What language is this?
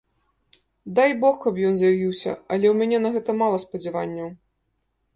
Belarusian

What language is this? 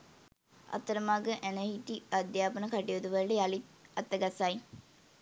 Sinhala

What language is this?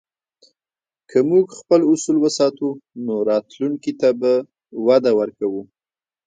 Pashto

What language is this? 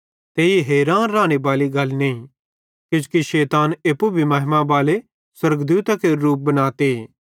Bhadrawahi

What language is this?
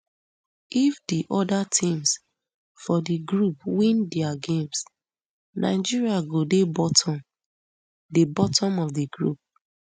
Nigerian Pidgin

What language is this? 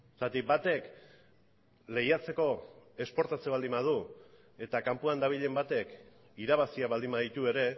Basque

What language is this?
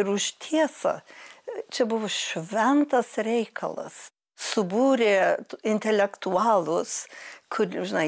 Lithuanian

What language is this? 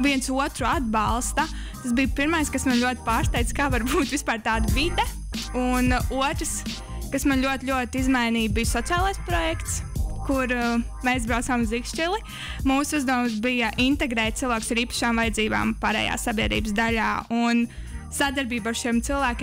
Latvian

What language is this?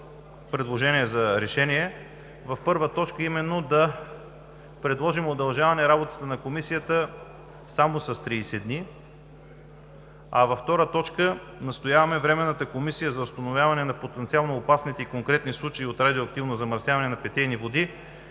Bulgarian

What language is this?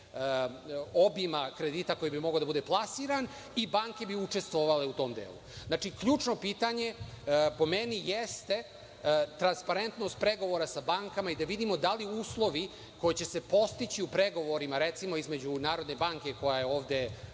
Serbian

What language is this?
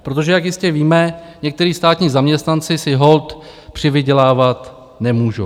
Czech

